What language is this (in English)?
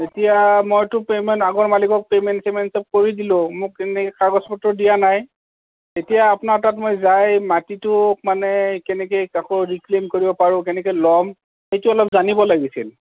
Assamese